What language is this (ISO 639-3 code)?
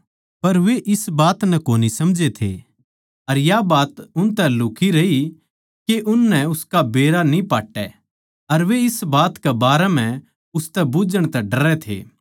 bgc